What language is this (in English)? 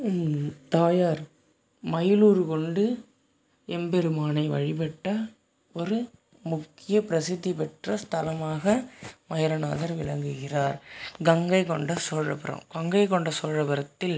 Tamil